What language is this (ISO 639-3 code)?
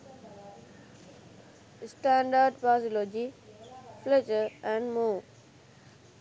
sin